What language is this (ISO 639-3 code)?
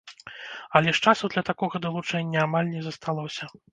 bel